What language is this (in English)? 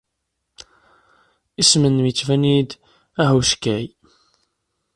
Kabyle